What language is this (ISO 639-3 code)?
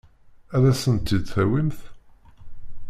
kab